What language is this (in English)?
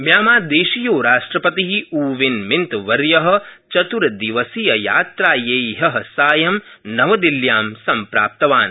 Sanskrit